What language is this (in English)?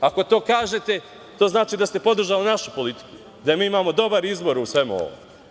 Serbian